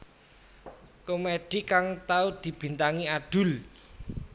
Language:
Javanese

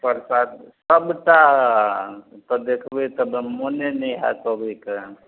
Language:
Maithili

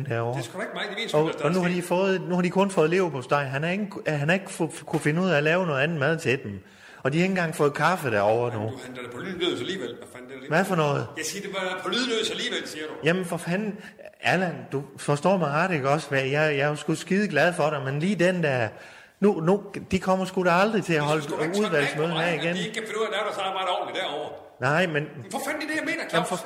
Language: Danish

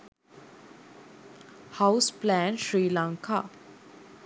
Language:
Sinhala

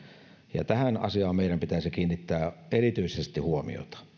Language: Finnish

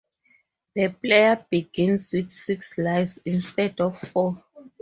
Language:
English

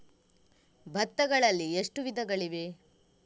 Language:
Kannada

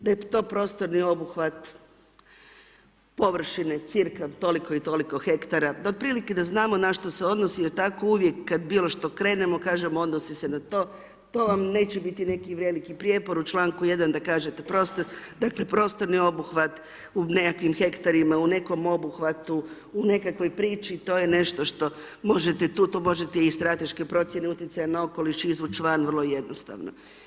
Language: Croatian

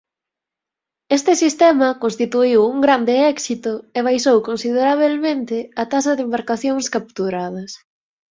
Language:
Galician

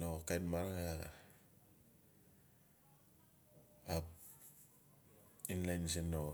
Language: Notsi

